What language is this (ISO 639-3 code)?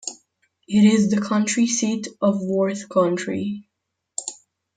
eng